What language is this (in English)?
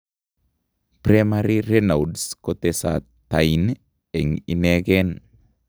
Kalenjin